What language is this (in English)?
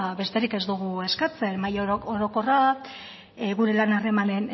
Basque